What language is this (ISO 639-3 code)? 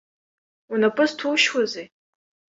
abk